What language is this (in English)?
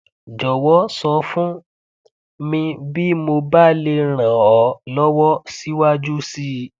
Yoruba